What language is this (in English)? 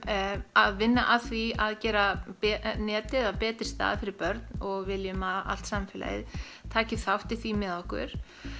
Icelandic